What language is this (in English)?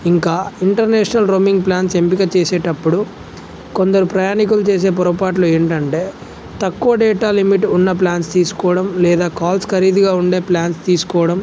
Telugu